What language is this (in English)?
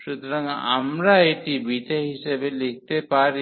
Bangla